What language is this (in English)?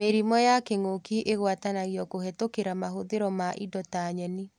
Kikuyu